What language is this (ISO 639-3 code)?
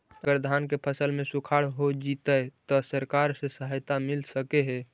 mag